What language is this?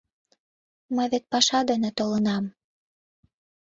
Mari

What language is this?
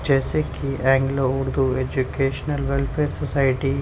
Urdu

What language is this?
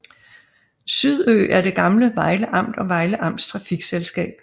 Danish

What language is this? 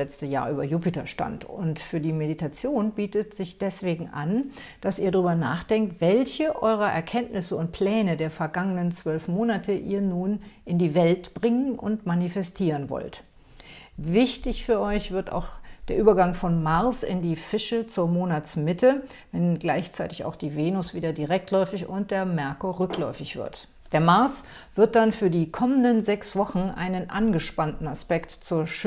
German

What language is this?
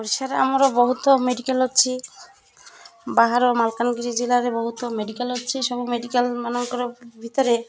Odia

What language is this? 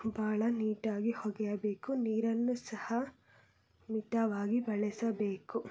Kannada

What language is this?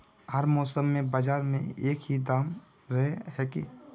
Magahi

